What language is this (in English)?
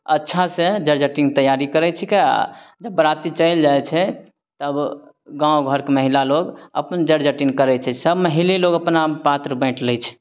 Maithili